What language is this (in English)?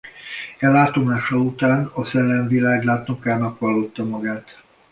Hungarian